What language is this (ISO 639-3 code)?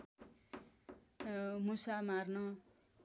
nep